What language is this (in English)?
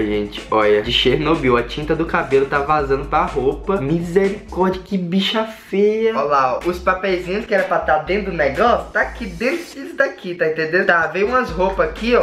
Portuguese